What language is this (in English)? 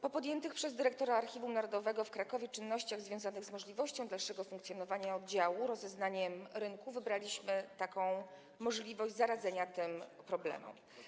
Polish